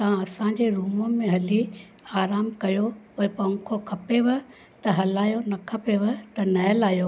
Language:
Sindhi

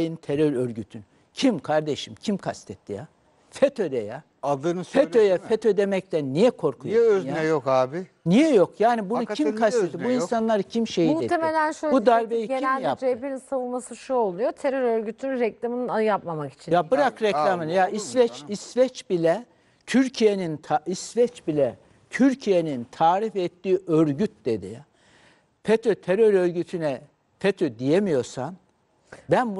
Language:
Turkish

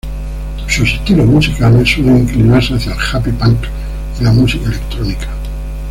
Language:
Spanish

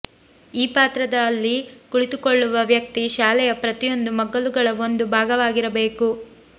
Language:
Kannada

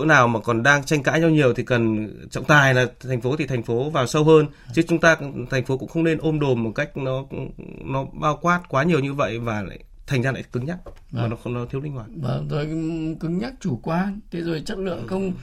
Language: Vietnamese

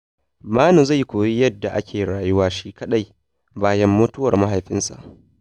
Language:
Hausa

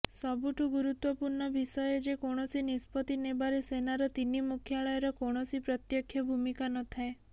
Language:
Odia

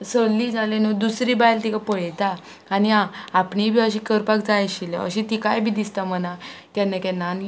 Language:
Konkani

